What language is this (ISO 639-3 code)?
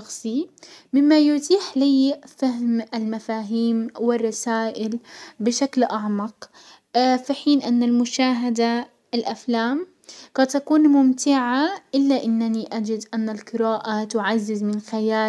acw